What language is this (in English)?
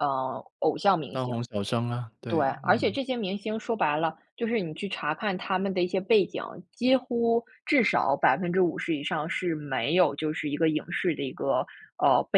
Chinese